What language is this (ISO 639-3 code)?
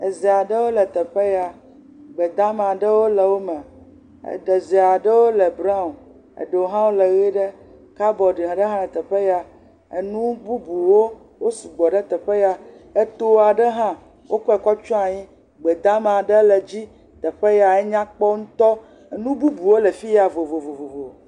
ewe